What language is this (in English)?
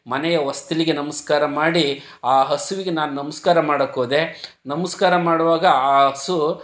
Kannada